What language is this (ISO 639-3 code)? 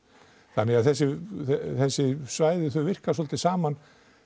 isl